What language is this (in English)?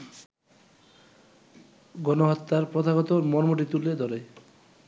Bangla